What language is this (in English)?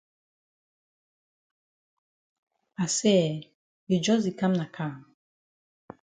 Cameroon Pidgin